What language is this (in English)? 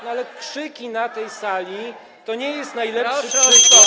Polish